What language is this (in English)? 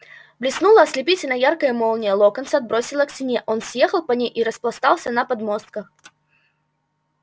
Russian